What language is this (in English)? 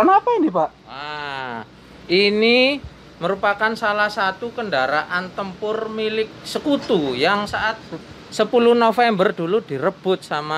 Indonesian